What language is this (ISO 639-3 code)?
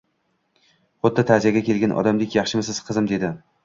uzb